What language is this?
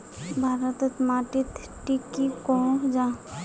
Magahi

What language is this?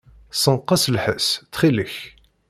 Kabyle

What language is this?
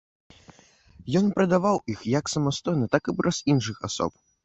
Belarusian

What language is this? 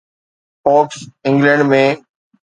Sindhi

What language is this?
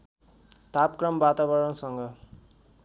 Nepali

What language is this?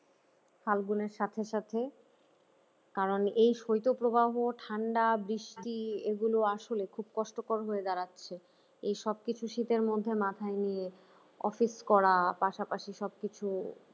Bangla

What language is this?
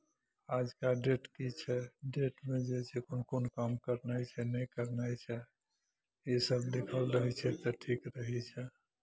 Maithili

